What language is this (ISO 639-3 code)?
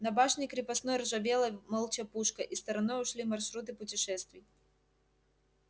rus